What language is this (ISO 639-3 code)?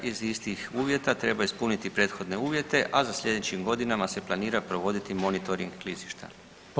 hrv